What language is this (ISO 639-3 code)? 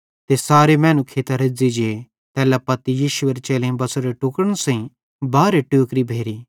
bhd